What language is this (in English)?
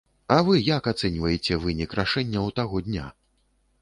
Belarusian